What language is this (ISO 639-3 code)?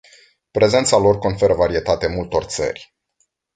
ron